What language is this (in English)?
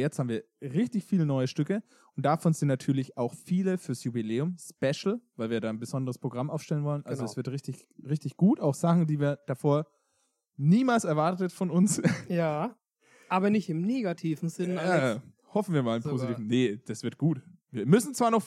German